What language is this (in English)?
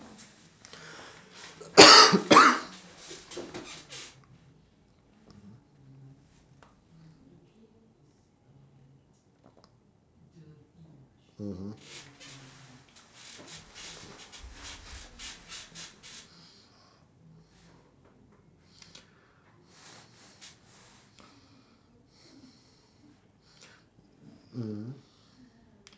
English